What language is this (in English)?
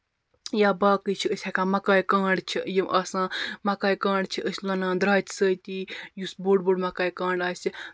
Kashmiri